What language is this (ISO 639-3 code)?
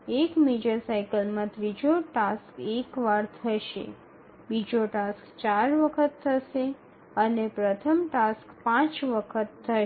guj